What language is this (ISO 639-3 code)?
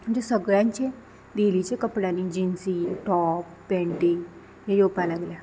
kok